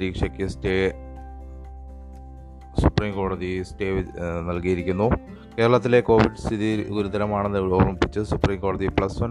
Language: Malayalam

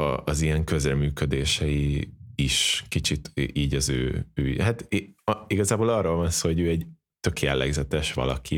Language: Hungarian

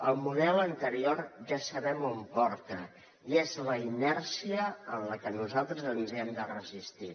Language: Catalan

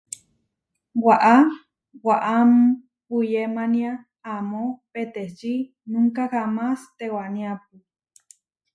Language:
Huarijio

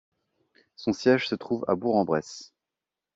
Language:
French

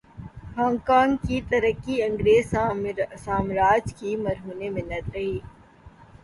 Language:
Urdu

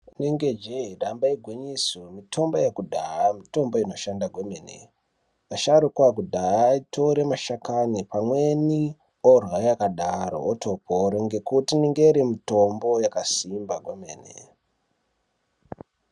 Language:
Ndau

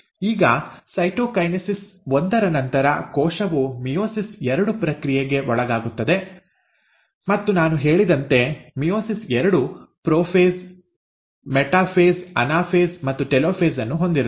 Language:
Kannada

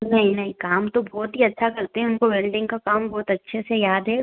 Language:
Hindi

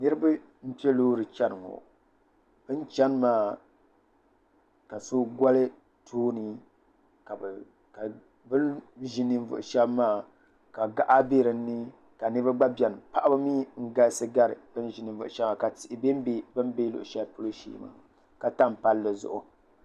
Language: Dagbani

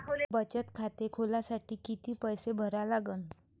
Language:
Marathi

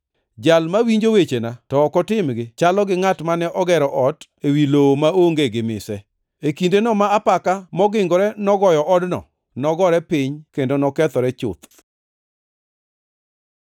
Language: Luo (Kenya and Tanzania)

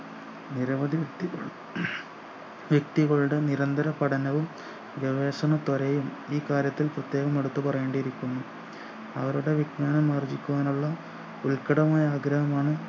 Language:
Malayalam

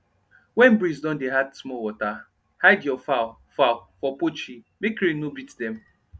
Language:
Nigerian Pidgin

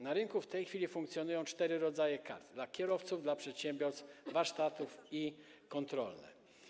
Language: Polish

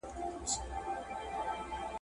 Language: Pashto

